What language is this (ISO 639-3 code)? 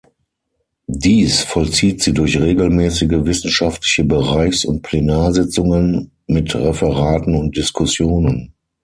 deu